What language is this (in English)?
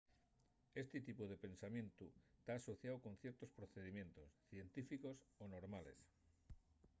Asturian